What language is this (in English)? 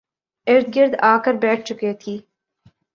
Urdu